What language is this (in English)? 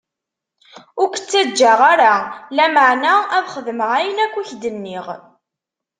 Kabyle